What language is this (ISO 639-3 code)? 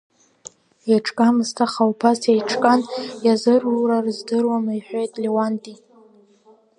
abk